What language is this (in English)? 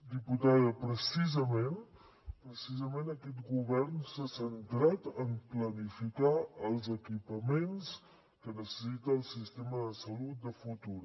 Catalan